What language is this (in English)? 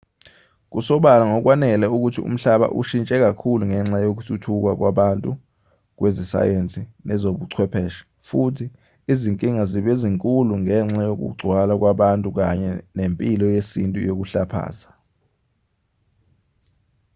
Zulu